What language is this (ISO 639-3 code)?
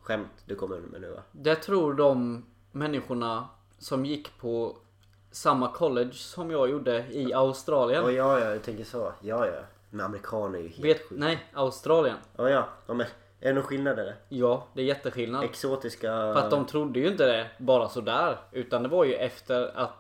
swe